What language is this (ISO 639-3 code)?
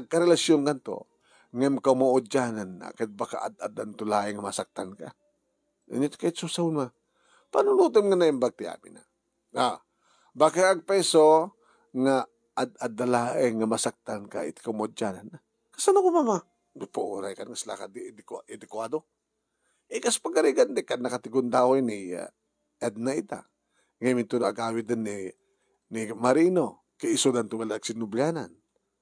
fil